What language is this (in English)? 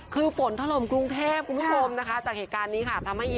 Thai